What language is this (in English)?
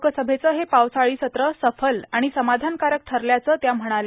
Marathi